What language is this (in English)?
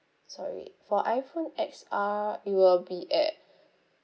English